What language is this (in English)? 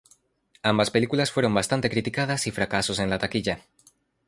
Spanish